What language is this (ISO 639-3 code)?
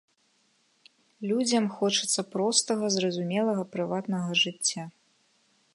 bel